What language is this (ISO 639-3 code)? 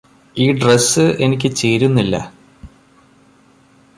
mal